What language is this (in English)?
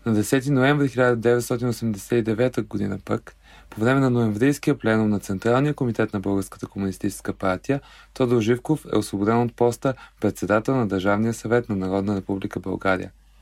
Bulgarian